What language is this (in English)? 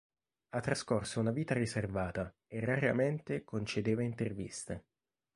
Italian